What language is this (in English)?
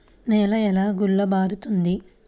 Telugu